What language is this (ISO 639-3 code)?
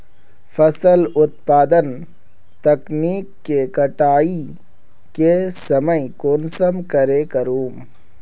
mag